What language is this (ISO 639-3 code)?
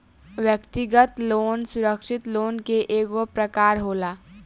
bho